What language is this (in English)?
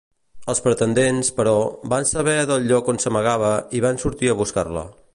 Catalan